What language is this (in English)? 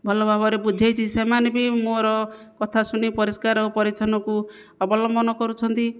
Odia